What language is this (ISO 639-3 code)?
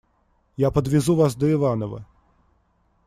rus